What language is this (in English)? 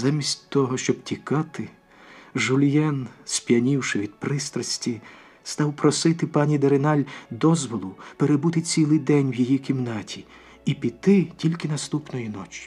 Ukrainian